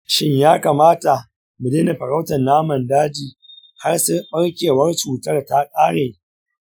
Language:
Hausa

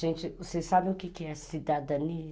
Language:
Portuguese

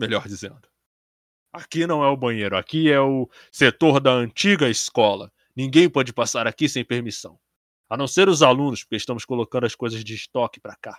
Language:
Portuguese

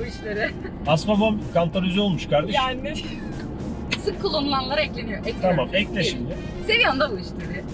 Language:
Turkish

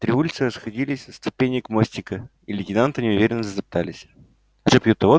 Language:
Russian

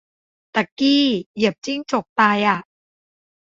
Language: Thai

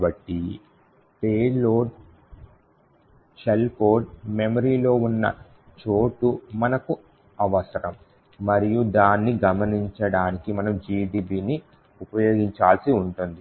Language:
Telugu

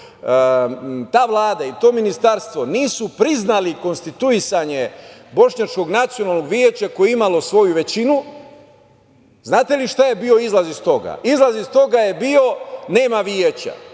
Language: Serbian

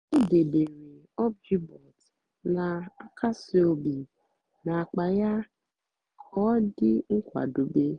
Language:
Igbo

